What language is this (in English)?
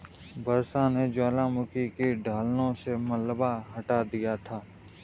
Hindi